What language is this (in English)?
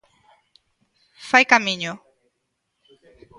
Galician